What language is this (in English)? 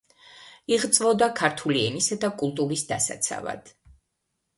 Georgian